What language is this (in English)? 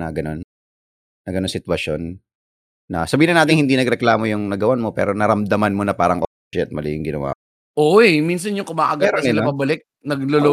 Filipino